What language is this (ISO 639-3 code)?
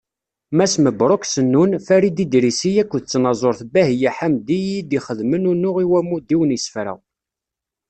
kab